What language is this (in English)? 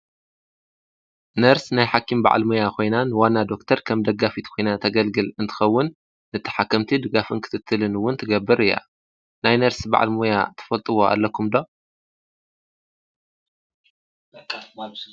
Tigrinya